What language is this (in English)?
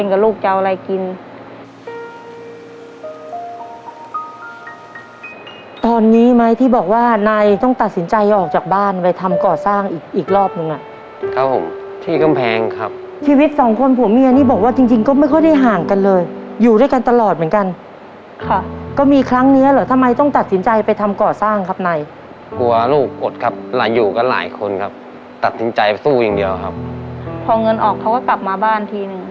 Thai